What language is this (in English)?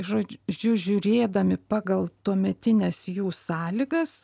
Lithuanian